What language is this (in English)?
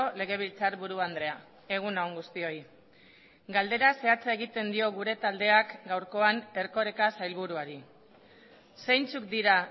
Basque